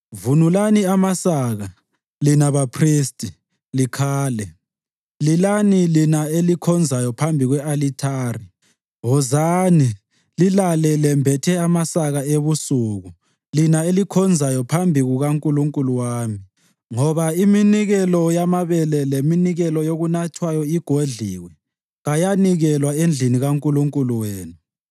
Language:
North Ndebele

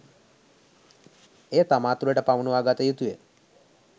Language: Sinhala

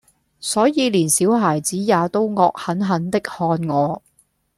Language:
Cantonese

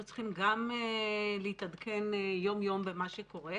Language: Hebrew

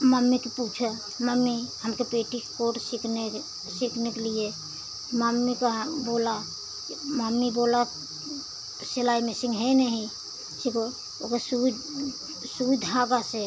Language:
Hindi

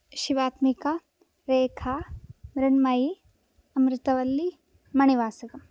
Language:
Sanskrit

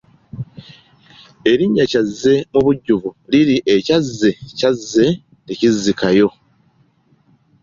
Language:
Ganda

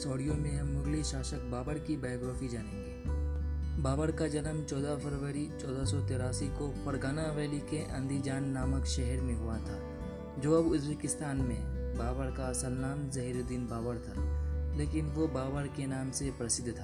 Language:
Hindi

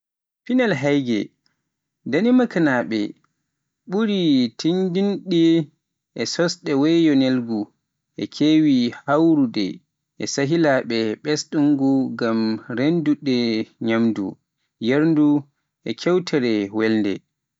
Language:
Pular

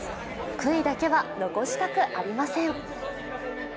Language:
Japanese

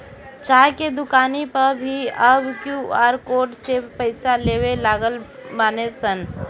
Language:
Bhojpuri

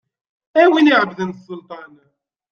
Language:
Kabyle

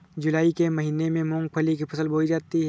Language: Hindi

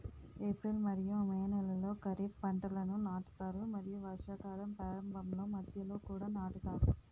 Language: Telugu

